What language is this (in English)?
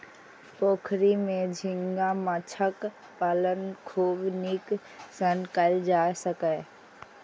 Maithili